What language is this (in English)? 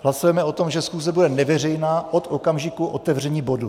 Czech